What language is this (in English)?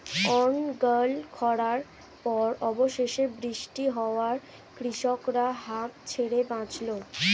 Bangla